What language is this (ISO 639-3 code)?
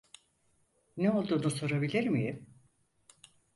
tur